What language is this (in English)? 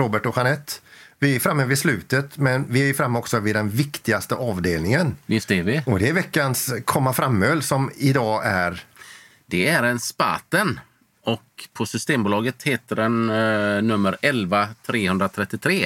Swedish